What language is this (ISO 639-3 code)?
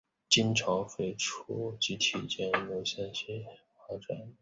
zho